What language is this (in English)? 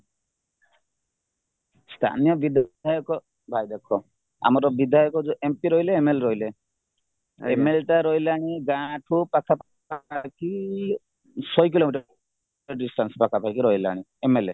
Odia